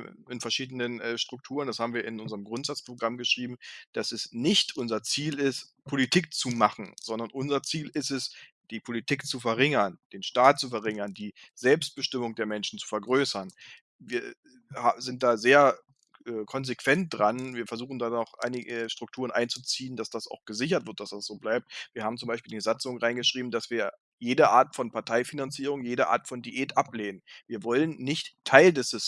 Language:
German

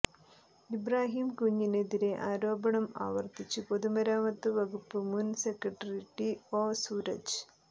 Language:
Malayalam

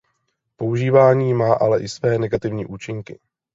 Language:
Czech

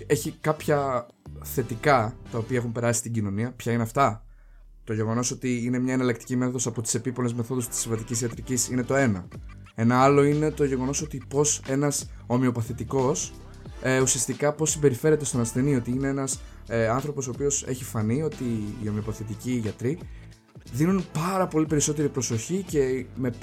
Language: Greek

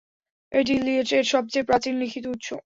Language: Bangla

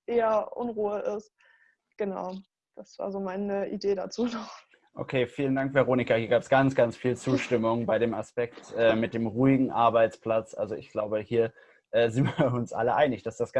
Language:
German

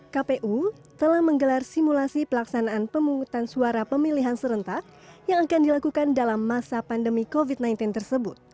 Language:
Indonesian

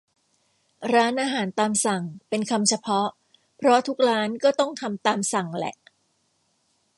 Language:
Thai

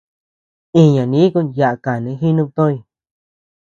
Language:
Tepeuxila Cuicatec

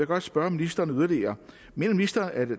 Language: Danish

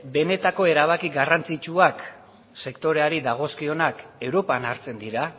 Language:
Basque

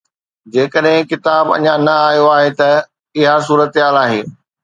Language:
Sindhi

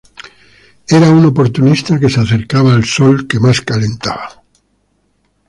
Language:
Spanish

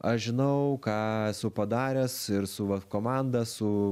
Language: Lithuanian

